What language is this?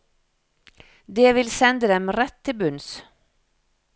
Norwegian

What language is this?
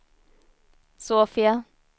Swedish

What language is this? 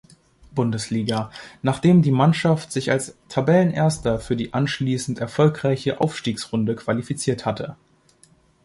German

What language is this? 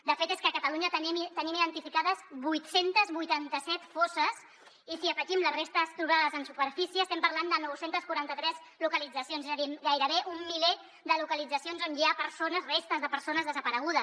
Catalan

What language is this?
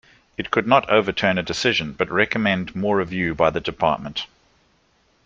English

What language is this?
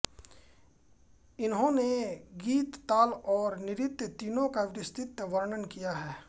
Hindi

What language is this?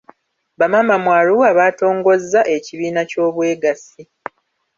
Ganda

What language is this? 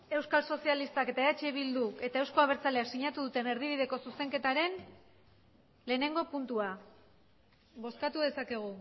Basque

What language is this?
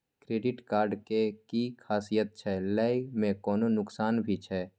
Maithili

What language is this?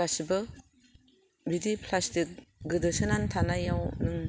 Bodo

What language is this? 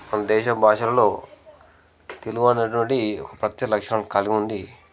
Telugu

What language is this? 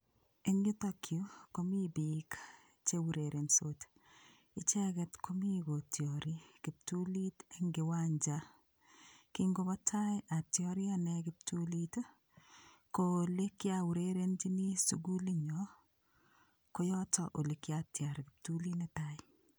Kalenjin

